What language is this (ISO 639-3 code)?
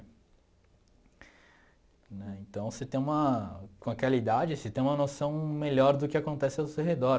por